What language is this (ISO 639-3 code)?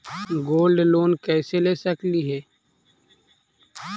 mag